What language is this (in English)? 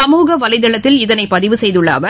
Tamil